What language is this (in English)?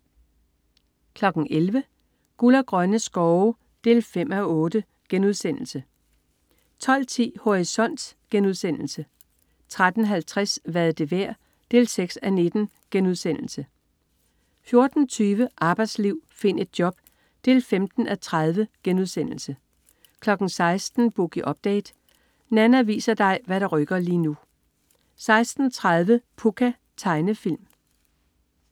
Danish